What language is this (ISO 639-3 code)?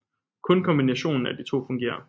dan